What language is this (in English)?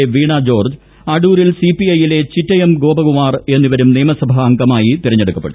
Malayalam